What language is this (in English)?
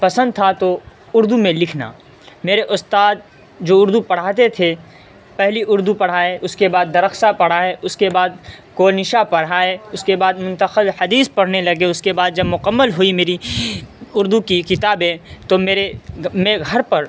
Urdu